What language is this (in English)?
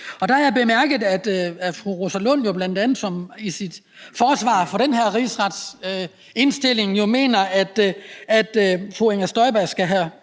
Danish